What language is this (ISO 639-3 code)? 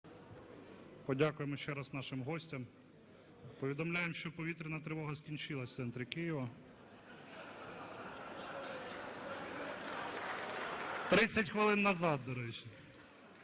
ukr